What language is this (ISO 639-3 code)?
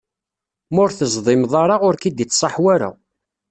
kab